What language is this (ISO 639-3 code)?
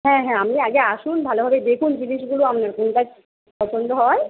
ben